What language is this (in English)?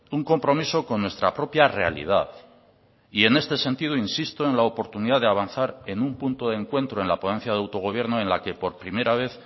Spanish